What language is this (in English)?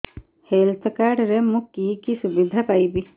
Odia